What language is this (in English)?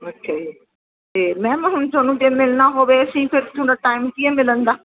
Punjabi